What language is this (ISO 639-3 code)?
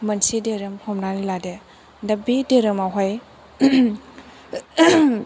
brx